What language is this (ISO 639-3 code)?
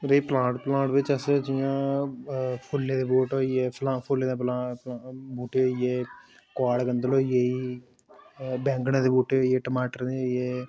doi